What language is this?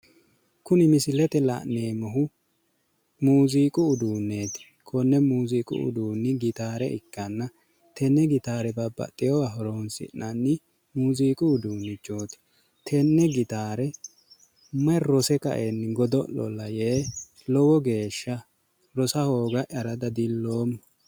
Sidamo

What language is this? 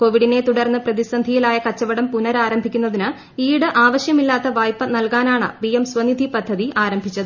Malayalam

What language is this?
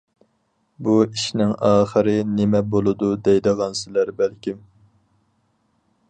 Uyghur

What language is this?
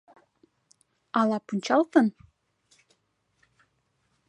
Mari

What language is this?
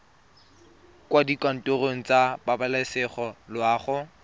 Tswana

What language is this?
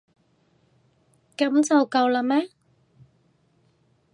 Cantonese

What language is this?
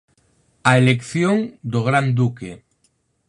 Galician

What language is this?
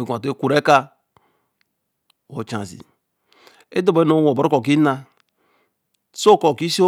Eleme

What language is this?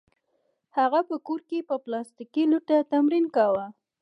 Pashto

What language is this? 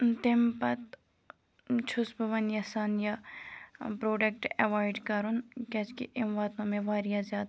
Kashmiri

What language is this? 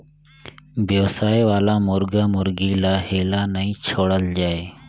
Chhattisgarhi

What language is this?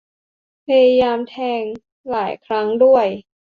Thai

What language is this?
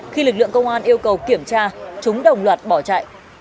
Vietnamese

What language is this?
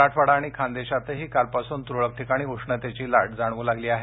Marathi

